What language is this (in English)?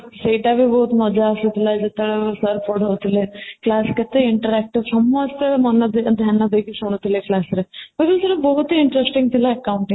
Odia